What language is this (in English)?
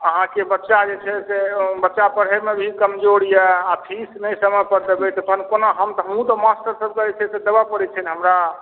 Maithili